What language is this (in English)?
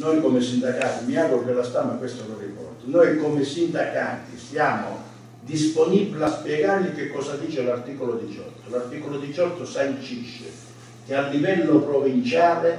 Italian